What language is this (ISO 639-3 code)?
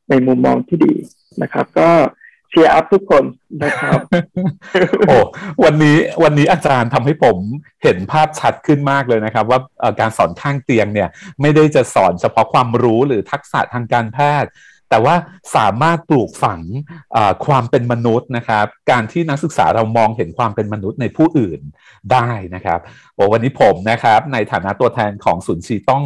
tha